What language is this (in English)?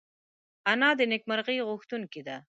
Pashto